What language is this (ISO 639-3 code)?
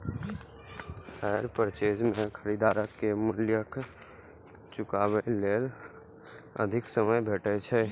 mai